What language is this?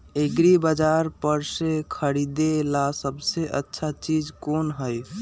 Magahi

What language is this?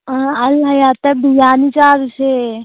Manipuri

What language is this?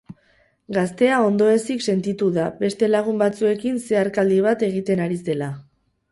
Basque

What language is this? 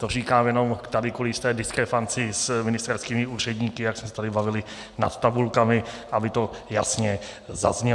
Czech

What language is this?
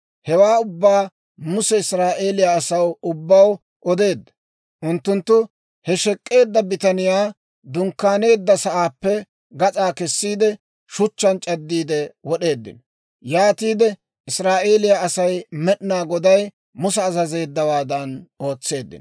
Dawro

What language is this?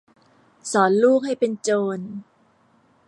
Thai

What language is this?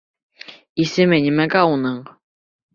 Bashkir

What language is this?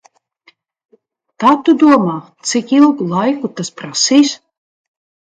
Latvian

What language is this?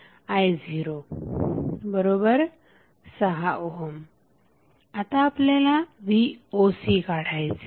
Marathi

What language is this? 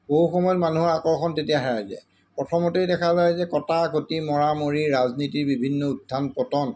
Assamese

